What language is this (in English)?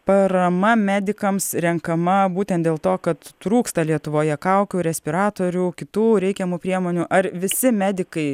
Lithuanian